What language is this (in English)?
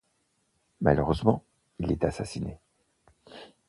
French